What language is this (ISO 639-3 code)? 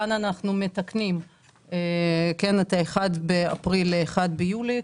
heb